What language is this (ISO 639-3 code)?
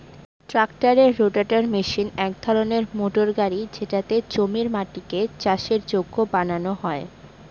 ben